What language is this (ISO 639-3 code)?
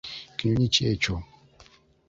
lug